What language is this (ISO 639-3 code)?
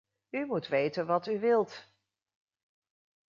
nld